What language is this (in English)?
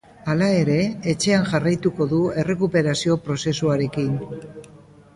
Basque